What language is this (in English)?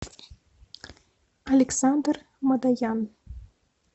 Russian